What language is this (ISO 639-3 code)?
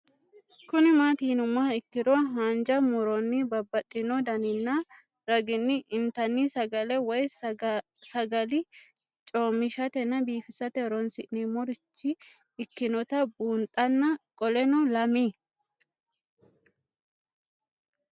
sid